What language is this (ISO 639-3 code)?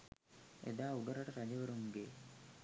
sin